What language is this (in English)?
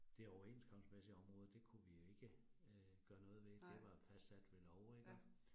Danish